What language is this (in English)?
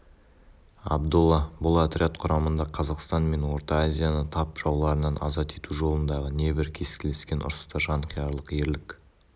Kazakh